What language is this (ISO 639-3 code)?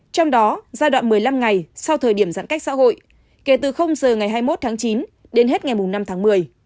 vie